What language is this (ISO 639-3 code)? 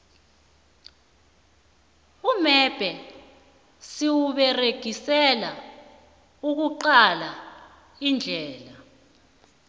nbl